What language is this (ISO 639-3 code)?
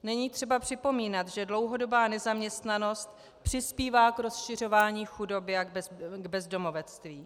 ces